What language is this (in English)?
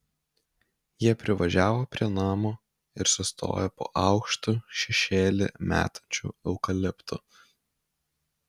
Lithuanian